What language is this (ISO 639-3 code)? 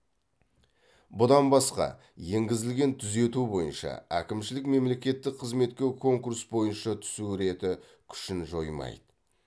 kaz